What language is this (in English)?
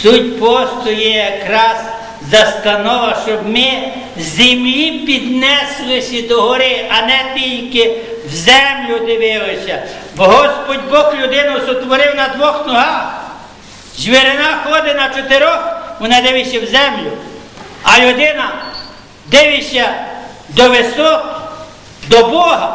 Ukrainian